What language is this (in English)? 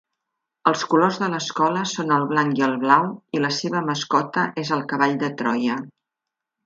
Catalan